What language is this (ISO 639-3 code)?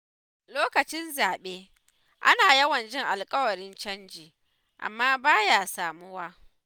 hau